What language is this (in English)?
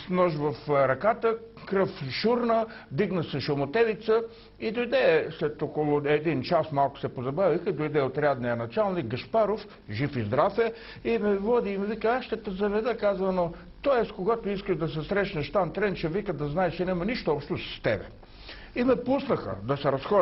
Bulgarian